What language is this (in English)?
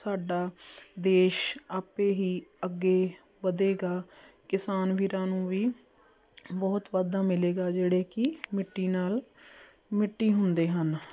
Punjabi